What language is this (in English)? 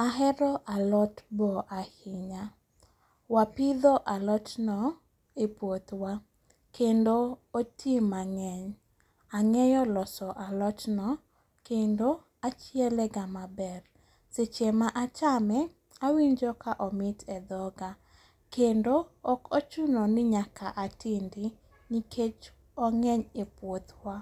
Luo (Kenya and Tanzania)